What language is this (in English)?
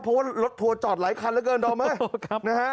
Thai